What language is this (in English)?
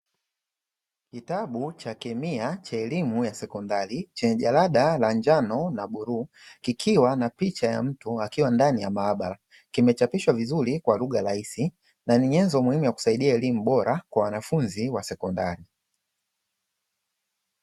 Swahili